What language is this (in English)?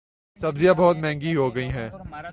Urdu